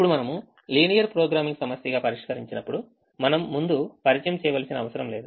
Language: Telugu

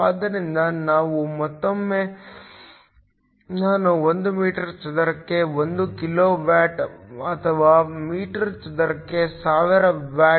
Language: Kannada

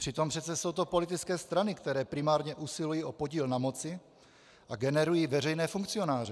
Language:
Czech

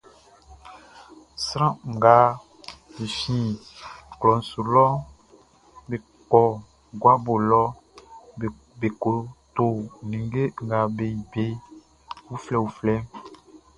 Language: Baoulé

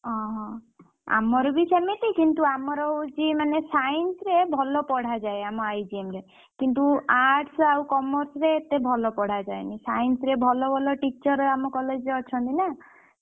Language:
Odia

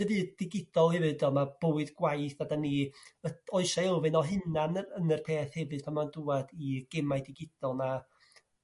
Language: Welsh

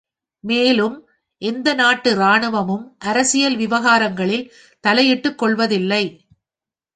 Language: Tamil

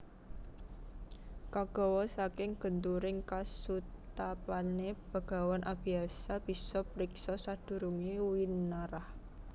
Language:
Javanese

